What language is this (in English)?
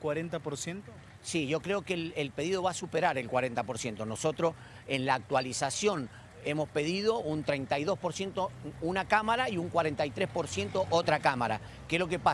Spanish